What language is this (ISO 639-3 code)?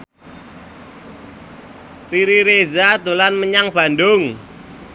jav